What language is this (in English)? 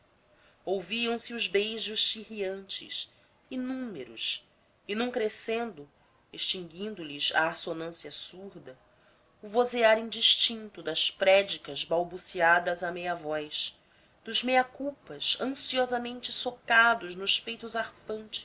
Portuguese